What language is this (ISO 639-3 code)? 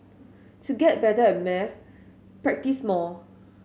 eng